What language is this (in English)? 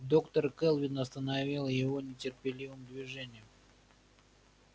Russian